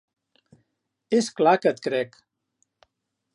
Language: Catalan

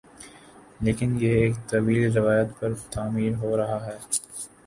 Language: Urdu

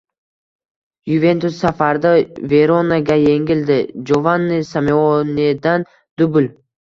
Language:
Uzbek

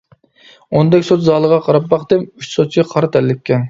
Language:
Uyghur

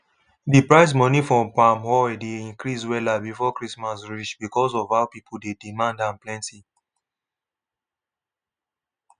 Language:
Nigerian Pidgin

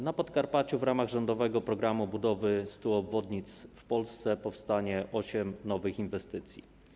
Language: Polish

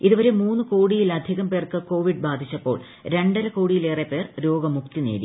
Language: Malayalam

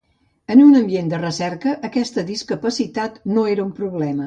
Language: Catalan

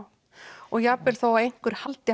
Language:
Icelandic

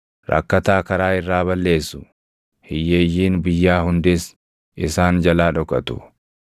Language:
Oromo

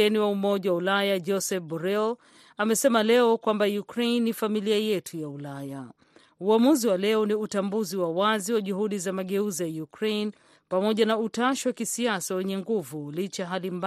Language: Swahili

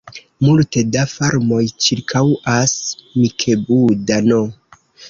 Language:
Esperanto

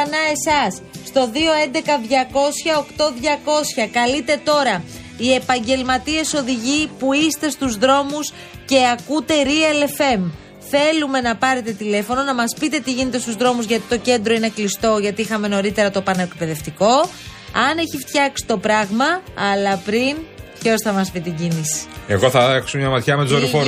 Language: Greek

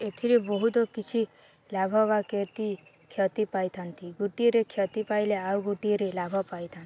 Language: Odia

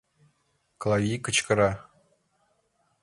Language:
Mari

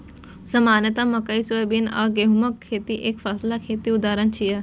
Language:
Maithili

